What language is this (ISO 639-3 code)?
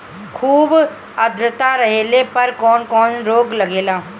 bho